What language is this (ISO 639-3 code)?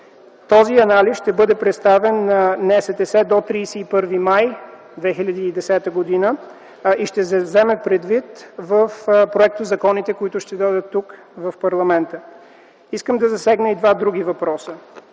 bul